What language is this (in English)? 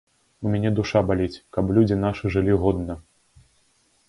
Belarusian